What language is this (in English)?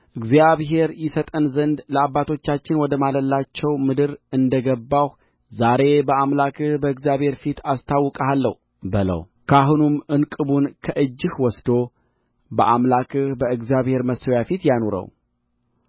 Amharic